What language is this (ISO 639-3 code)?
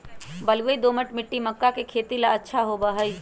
mag